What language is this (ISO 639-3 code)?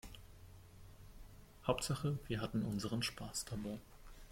deu